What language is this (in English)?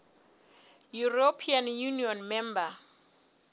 Southern Sotho